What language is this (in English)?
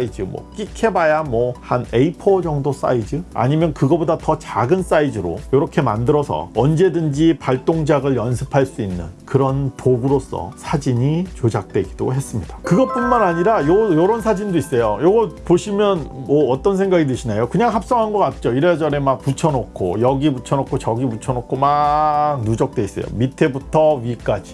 Korean